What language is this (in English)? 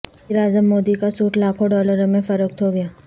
Urdu